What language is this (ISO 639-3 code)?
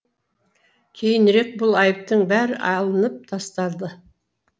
kaz